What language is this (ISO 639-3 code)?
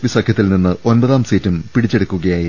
mal